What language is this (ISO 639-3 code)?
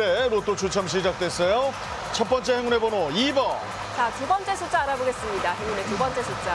kor